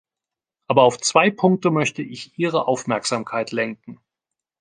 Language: German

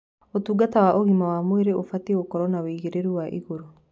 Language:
Kikuyu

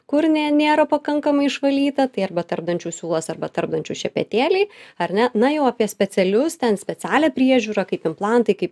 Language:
Lithuanian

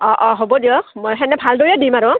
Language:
Assamese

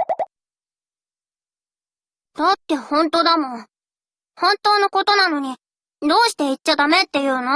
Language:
Japanese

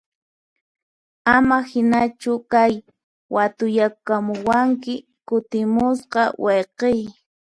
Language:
Puno Quechua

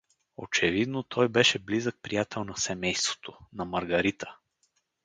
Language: Bulgarian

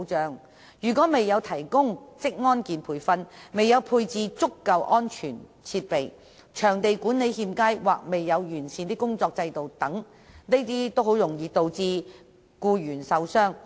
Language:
Cantonese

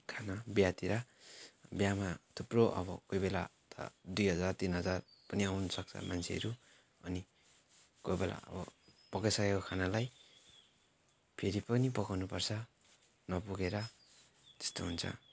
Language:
Nepali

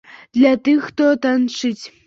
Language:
Belarusian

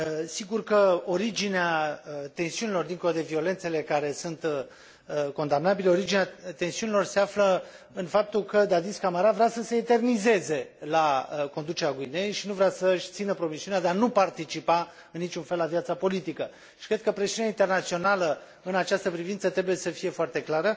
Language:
Romanian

